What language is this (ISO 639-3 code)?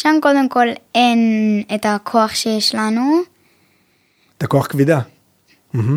heb